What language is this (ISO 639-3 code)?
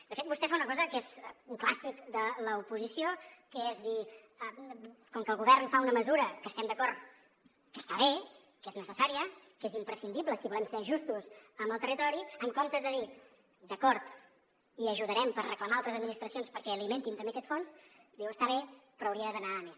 cat